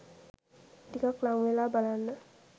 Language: Sinhala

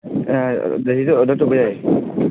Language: Manipuri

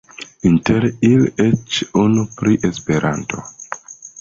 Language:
Esperanto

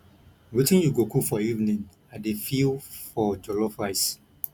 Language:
Nigerian Pidgin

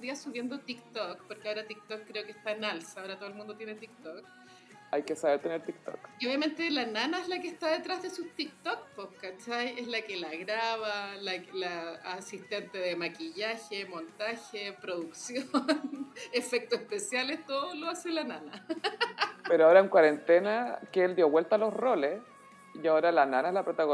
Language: Spanish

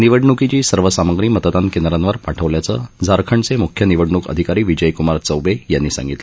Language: Marathi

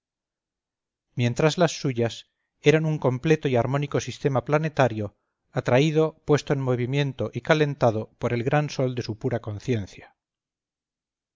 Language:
Spanish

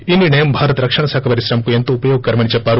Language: Telugu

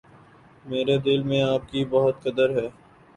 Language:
Urdu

